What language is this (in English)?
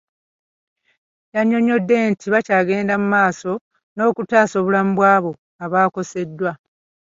Ganda